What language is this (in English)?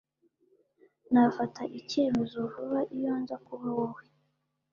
Kinyarwanda